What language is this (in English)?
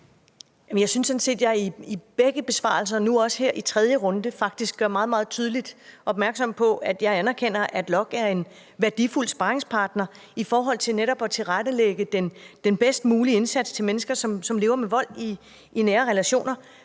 Danish